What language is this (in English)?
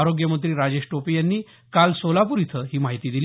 Marathi